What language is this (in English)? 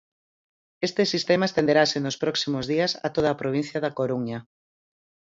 Galician